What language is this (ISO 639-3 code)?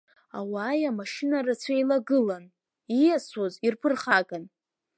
abk